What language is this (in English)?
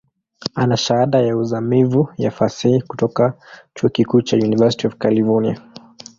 Swahili